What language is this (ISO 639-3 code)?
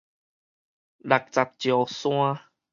nan